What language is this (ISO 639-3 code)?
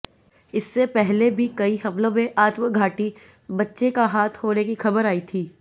hin